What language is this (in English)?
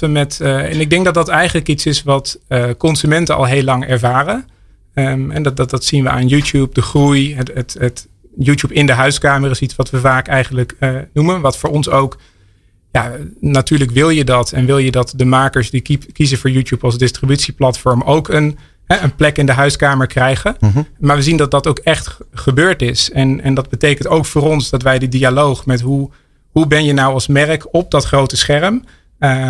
Dutch